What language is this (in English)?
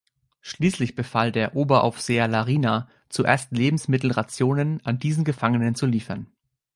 German